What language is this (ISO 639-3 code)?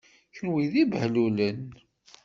kab